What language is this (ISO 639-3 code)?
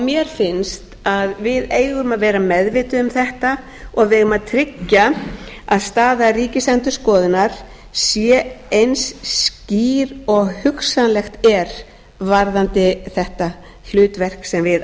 isl